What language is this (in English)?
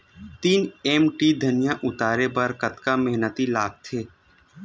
Chhattisgarhi